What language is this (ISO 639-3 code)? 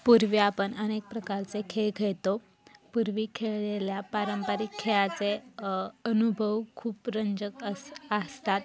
mar